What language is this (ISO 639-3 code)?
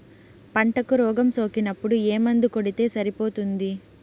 tel